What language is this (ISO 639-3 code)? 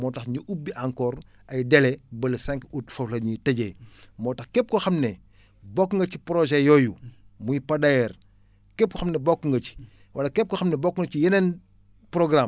wol